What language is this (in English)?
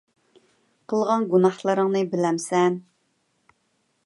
Uyghur